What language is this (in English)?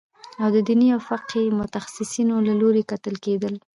Pashto